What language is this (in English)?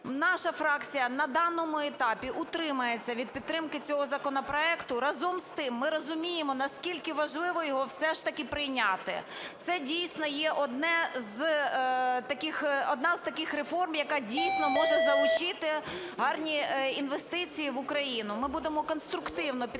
Ukrainian